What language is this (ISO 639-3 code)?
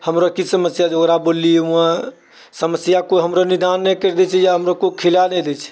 mai